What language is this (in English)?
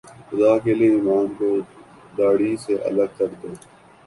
Urdu